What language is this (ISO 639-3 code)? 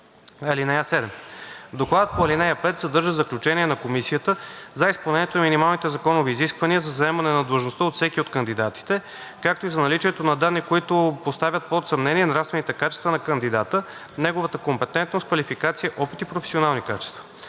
bul